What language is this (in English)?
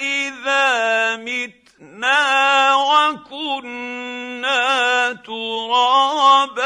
Arabic